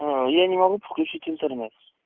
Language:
Russian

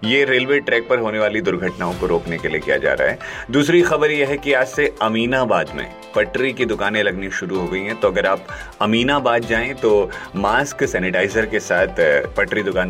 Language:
Hindi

